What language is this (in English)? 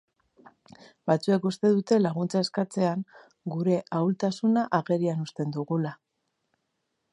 Basque